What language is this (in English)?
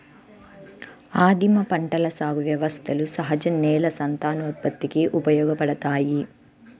Telugu